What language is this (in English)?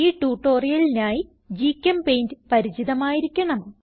Malayalam